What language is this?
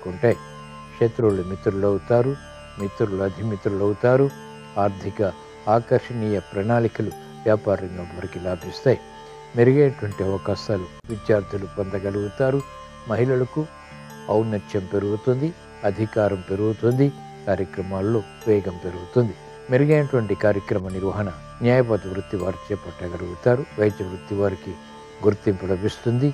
Telugu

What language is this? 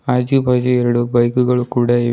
Kannada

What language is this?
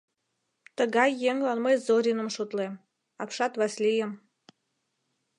Mari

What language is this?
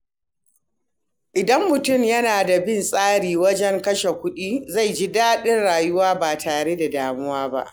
Hausa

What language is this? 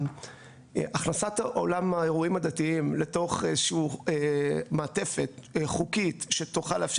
Hebrew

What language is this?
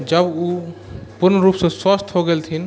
Maithili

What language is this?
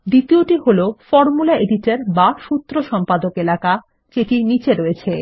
Bangla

